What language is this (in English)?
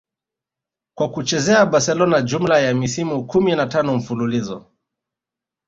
Swahili